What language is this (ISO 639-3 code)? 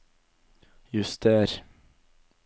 nor